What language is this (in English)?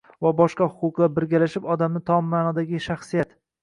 Uzbek